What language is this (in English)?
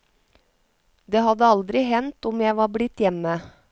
Norwegian